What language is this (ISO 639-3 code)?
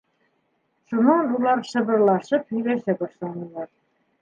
bak